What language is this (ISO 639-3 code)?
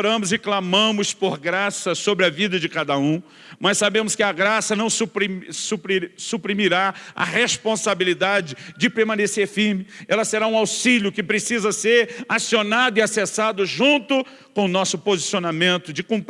por